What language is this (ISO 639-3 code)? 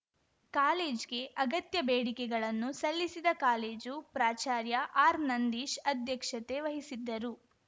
kan